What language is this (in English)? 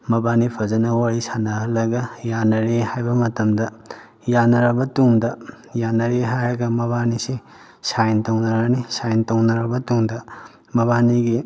Manipuri